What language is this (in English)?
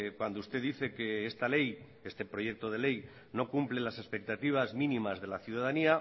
Spanish